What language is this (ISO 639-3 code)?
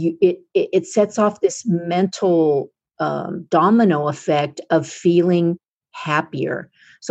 eng